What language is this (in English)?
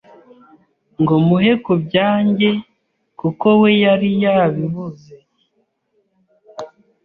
Kinyarwanda